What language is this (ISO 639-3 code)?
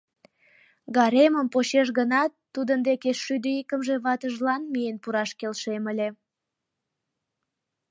chm